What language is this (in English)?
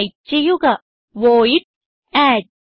Malayalam